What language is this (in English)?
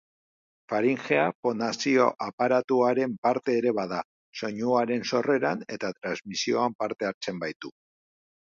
Basque